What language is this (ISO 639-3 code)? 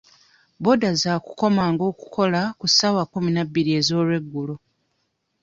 lug